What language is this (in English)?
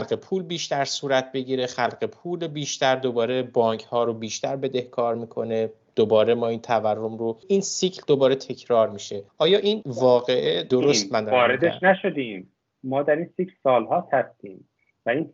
Persian